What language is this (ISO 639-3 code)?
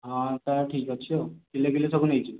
ori